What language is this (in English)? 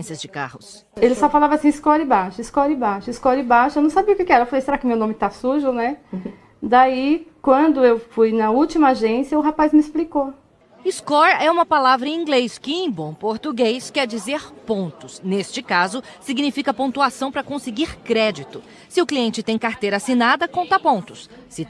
Portuguese